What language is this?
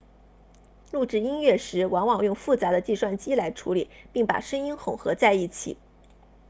Chinese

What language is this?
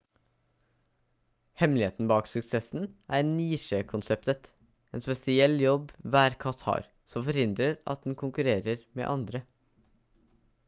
Norwegian Bokmål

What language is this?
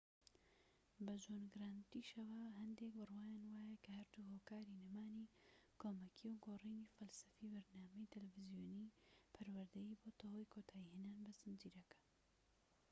Central Kurdish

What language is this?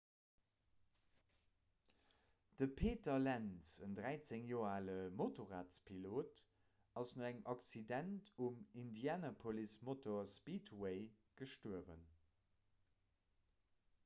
Luxembourgish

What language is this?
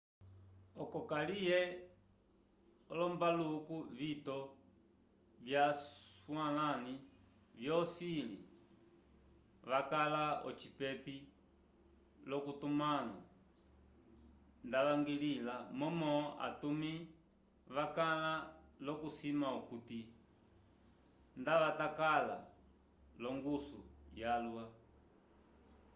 Umbundu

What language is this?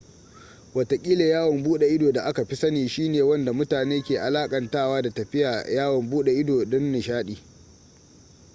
Hausa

